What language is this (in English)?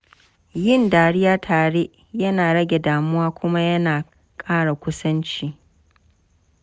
Hausa